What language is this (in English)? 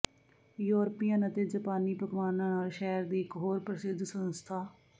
Punjabi